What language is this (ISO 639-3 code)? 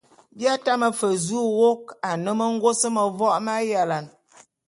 bum